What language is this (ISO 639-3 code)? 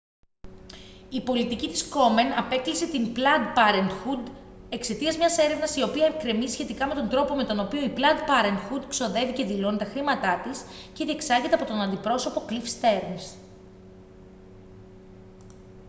ell